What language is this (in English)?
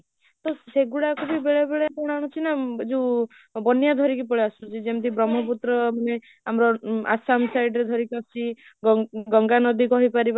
Odia